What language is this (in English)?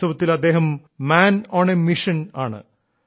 Malayalam